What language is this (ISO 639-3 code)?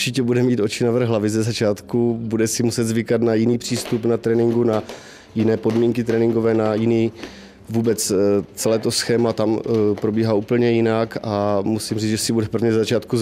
ces